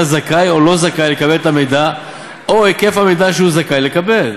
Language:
Hebrew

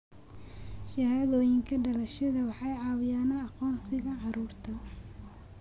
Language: Somali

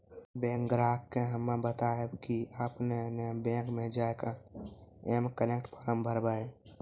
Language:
Maithili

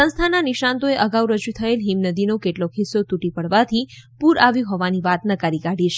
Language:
Gujarati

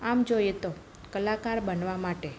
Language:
Gujarati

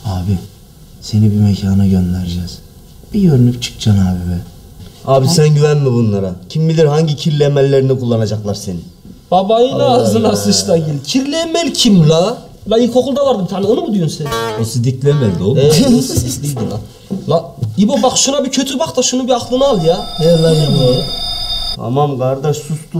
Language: Turkish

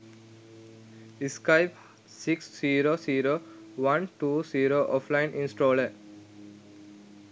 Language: Sinhala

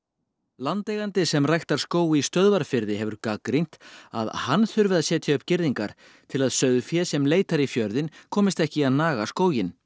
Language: Icelandic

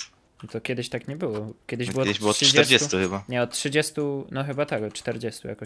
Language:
Polish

